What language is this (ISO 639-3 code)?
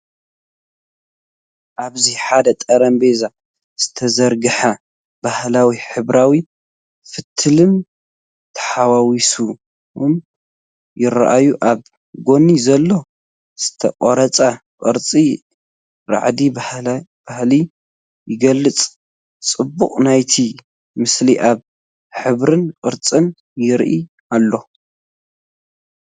tir